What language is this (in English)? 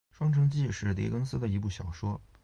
Chinese